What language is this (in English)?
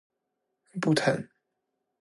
Chinese